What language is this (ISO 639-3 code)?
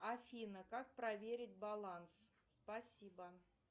rus